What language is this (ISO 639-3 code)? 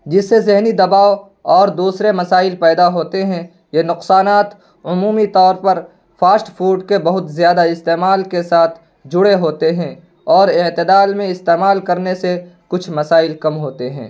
urd